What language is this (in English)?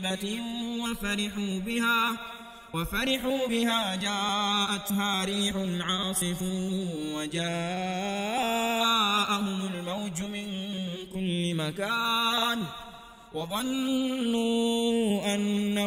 Arabic